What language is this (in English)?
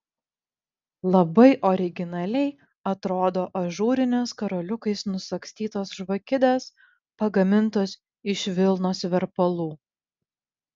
Lithuanian